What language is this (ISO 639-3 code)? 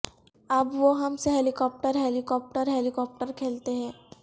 urd